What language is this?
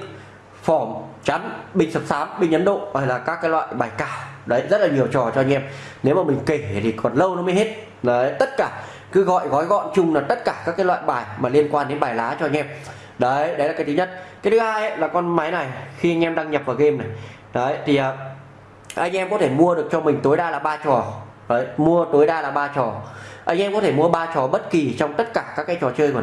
Vietnamese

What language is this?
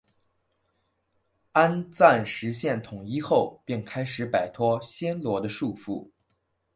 Chinese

